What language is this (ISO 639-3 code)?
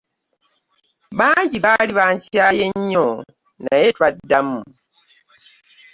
lug